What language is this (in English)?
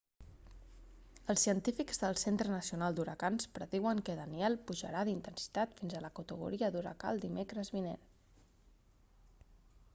Catalan